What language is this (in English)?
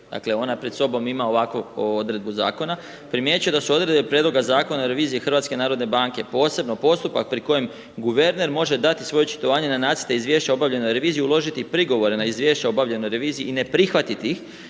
Croatian